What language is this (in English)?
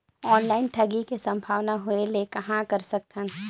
Chhattisgarhi